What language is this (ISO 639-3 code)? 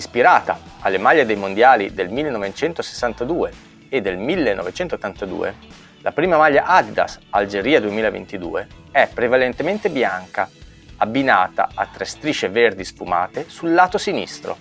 ita